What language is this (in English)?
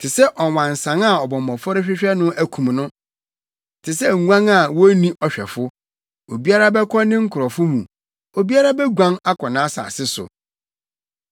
Akan